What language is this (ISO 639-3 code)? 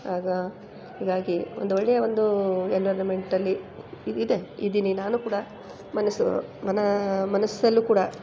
kan